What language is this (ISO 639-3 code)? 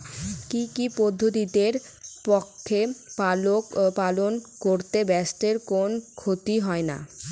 ben